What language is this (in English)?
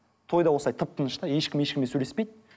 Kazakh